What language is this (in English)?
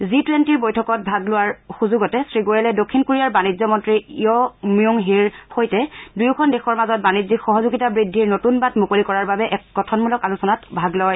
Assamese